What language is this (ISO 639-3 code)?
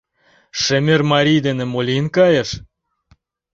chm